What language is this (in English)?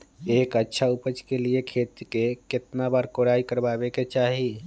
Magahi